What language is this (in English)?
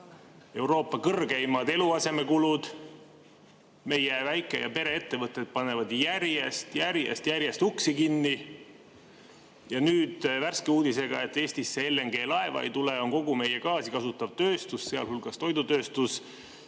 Estonian